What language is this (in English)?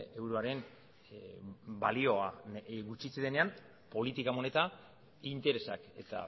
Basque